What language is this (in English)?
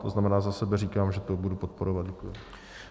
Czech